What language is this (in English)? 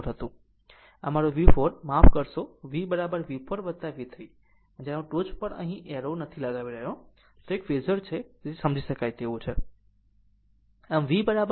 Gujarati